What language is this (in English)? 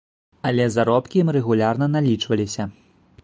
Belarusian